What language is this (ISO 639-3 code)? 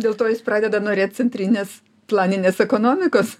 lit